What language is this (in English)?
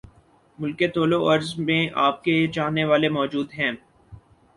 Urdu